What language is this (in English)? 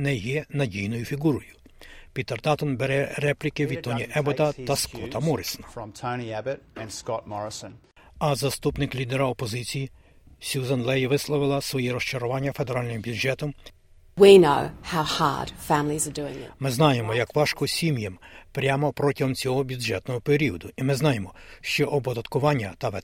Ukrainian